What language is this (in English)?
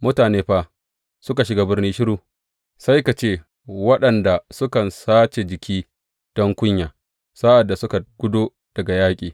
Hausa